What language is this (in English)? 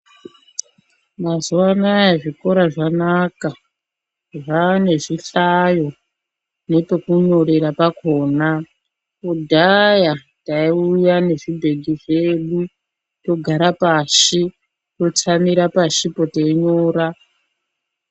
Ndau